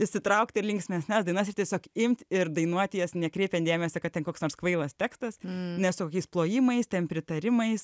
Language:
Lithuanian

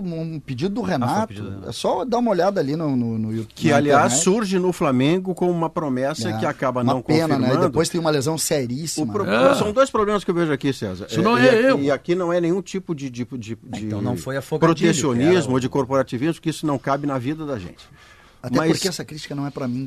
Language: Portuguese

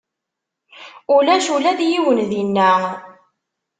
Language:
Kabyle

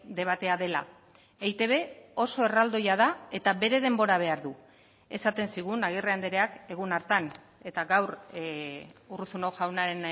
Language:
Basque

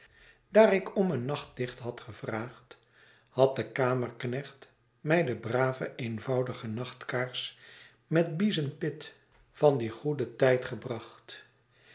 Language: Dutch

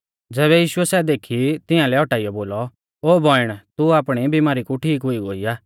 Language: Mahasu Pahari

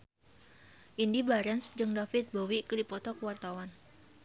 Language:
Sundanese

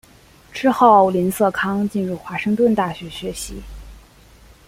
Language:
Chinese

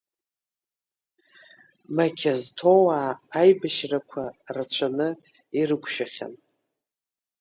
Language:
Abkhazian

